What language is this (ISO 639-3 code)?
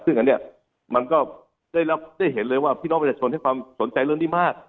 tha